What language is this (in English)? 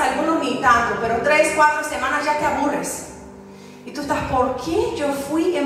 Spanish